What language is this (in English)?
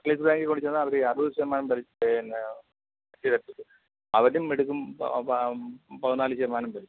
Malayalam